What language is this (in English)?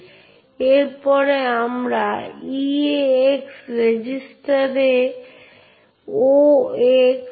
Bangla